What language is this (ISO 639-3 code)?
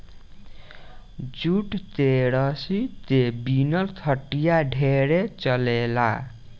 bho